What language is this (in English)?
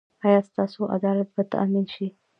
Pashto